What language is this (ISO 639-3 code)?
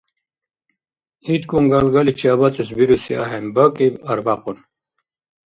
dar